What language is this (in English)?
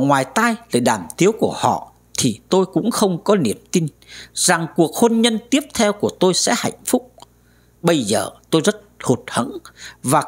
Vietnamese